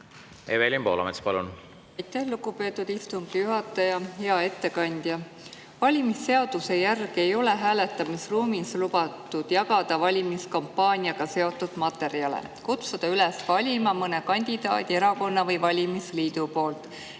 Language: Estonian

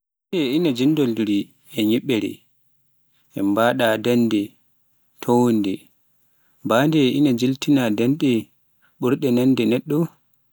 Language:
Pular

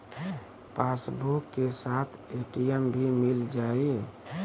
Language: Bhojpuri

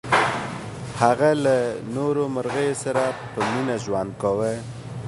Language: Pashto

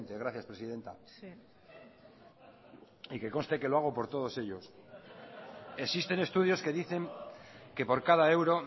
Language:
Spanish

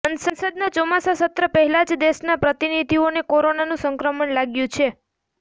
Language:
Gujarati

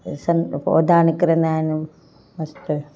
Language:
Sindhi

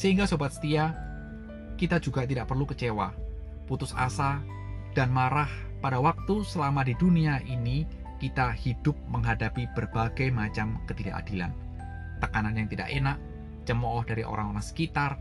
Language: Indonesian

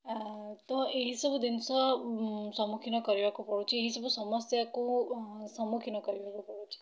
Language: Odia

